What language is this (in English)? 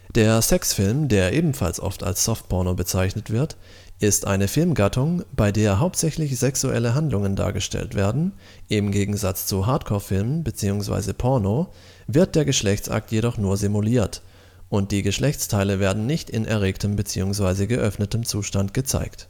German